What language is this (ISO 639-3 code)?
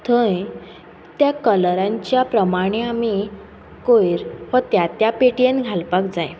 kok